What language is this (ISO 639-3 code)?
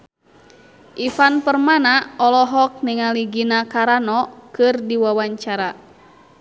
sun